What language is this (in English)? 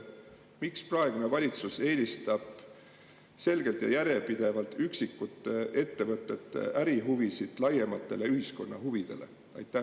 Estonian